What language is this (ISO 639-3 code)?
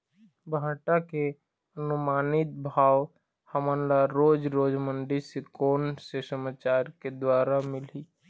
hne